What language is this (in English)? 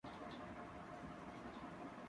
Urdu